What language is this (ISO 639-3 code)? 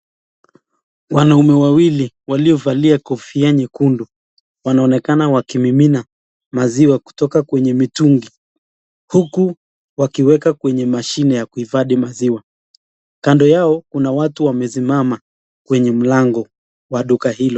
swa